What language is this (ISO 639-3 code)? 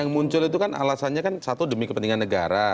ind